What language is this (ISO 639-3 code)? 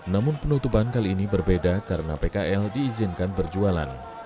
ind